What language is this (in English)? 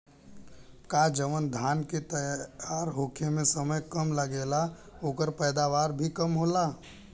Bhojpuri